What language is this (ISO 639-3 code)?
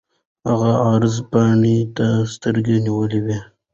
pus